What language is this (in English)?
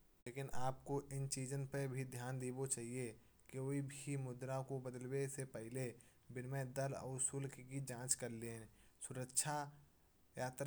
Kanauji